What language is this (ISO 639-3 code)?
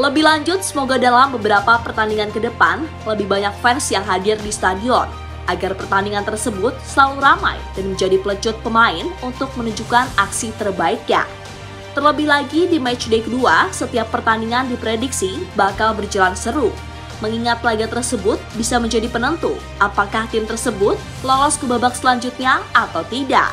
ind